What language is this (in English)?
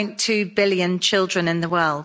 English